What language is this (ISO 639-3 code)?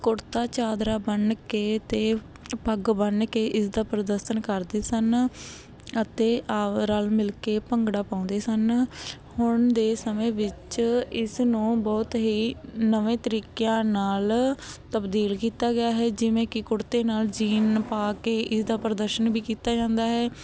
pan